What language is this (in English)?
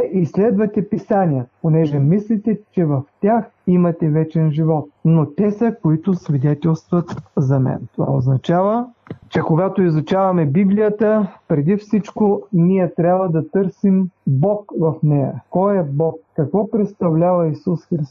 Bulgarian